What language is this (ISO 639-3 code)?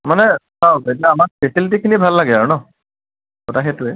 asm